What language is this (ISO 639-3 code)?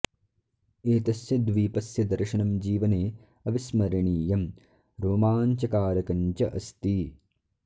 san